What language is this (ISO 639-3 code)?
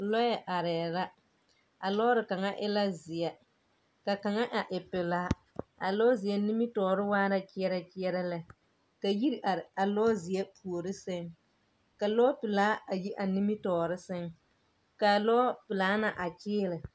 dga